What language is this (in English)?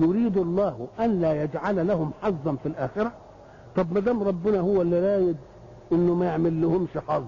Arabic